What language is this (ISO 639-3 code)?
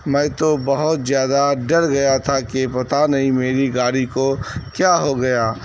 urd